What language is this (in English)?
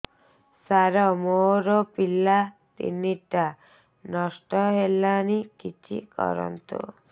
Odia